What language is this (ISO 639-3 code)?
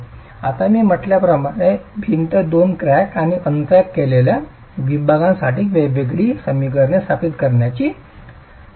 mar